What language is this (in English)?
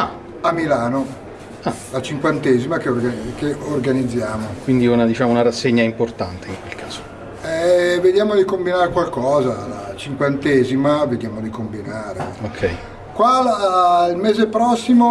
Italian